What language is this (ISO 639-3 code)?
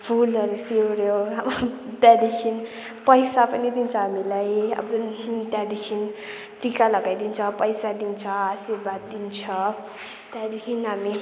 nep